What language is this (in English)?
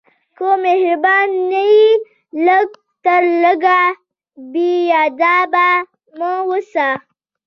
Pashto